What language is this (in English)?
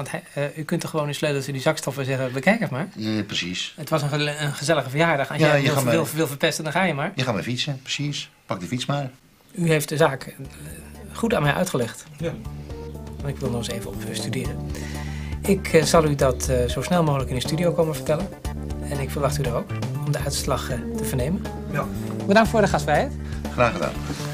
Dutch